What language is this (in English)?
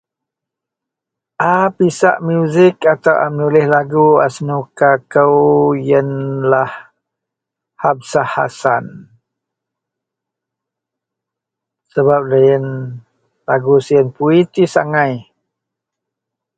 Central Melanau